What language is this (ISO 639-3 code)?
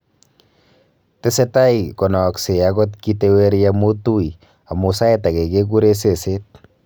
kln